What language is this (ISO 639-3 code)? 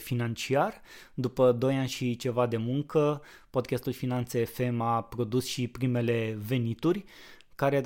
ron